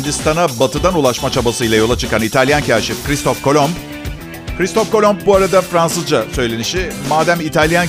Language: Turkish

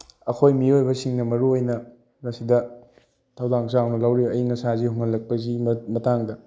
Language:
Manipuri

